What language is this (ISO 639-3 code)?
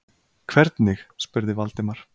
isl